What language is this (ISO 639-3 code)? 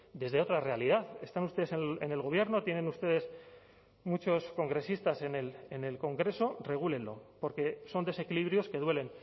spa